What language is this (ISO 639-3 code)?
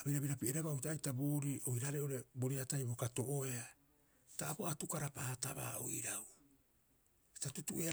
kyx